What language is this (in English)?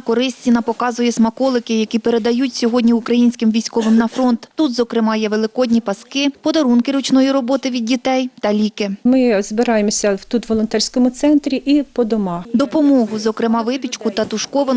Ukrainian